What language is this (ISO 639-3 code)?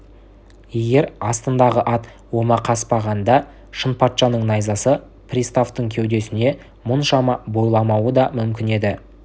kaz